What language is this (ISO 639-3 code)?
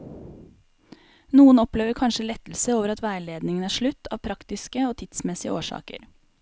nor